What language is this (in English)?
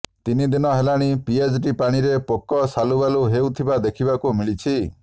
Odia